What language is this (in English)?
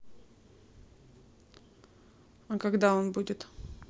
Russian